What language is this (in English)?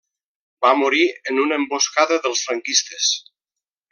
Catalan